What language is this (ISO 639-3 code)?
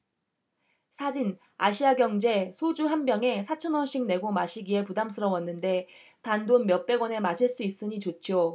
kor